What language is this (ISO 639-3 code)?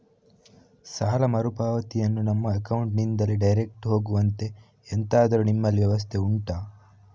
kan